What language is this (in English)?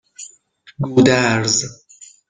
Persian